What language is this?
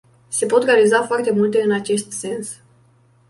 Romanian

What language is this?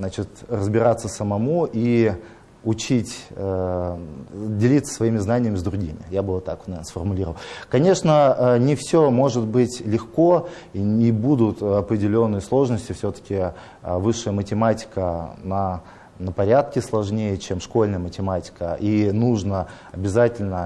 Russian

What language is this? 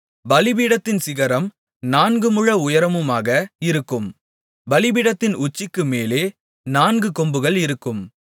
Tamil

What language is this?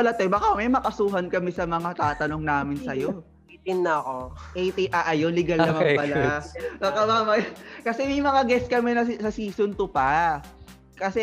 Filipino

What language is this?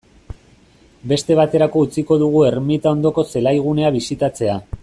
Basque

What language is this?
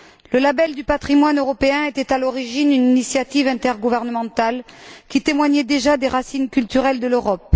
French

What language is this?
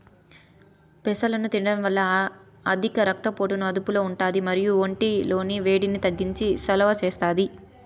Telugu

